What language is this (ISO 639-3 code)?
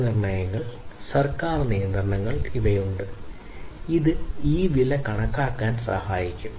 mal